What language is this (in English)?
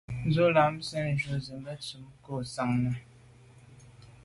Medumba